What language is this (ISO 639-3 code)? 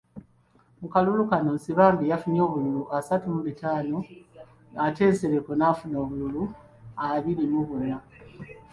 lug